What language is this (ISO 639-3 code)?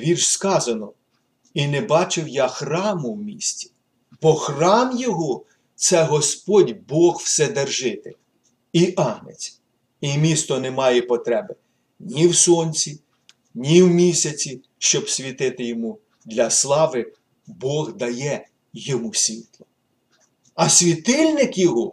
ukr